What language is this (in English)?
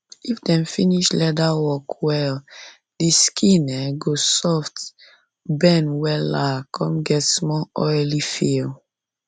Nigerian Pidgin